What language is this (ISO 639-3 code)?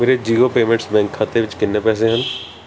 pan